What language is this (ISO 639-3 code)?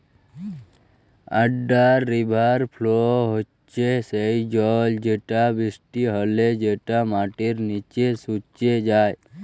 ben